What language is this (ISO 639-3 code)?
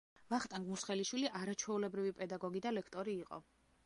kat